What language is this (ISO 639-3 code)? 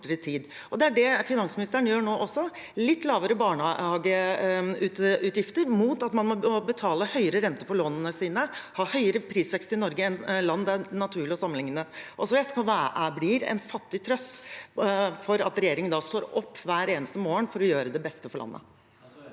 nor